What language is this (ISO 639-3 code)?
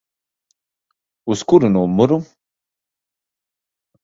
lav